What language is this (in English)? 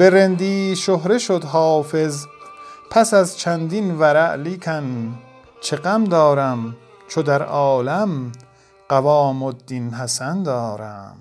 Persian